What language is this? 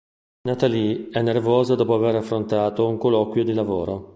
Italian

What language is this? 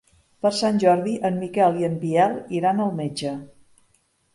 Catalan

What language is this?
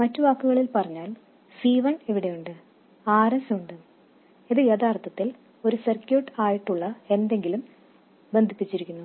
Malayalam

